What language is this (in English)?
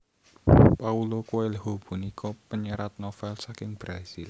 Javanese